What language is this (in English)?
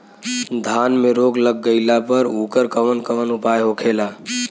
Bhojpuri